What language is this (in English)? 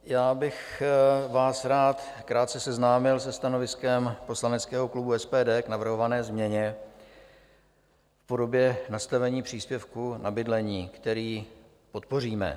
Czech